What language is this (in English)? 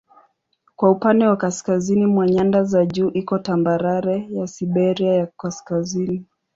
Swahili